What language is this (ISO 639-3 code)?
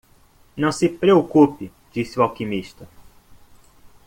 por